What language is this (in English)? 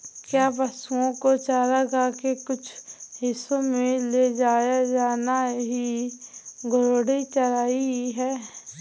Hindi